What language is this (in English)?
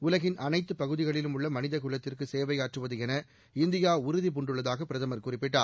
Tamil